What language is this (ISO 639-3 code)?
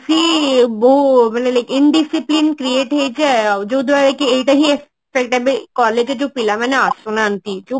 ori